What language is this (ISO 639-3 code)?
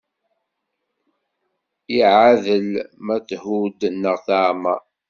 kab